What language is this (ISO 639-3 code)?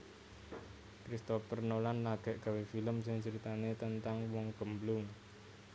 jav